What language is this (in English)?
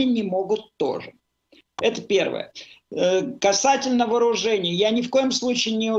Russian